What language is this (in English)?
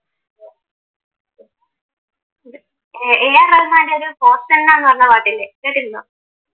Malayalam